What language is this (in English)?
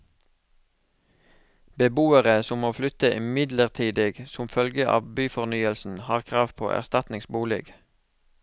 Norwegian